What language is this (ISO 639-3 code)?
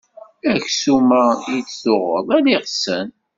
kab